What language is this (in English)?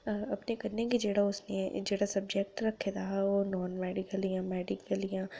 Dogri